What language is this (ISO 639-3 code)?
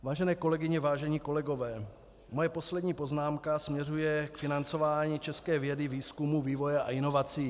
ces